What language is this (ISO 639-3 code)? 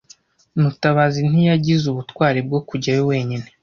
kin